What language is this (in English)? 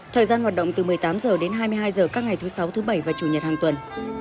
Vietnamese